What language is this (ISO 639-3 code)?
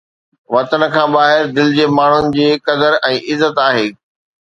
snd